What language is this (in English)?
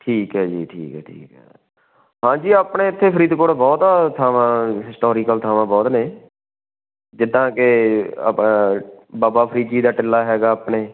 Punjabi